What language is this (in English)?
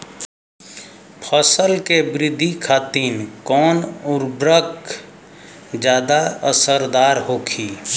Bhojpuri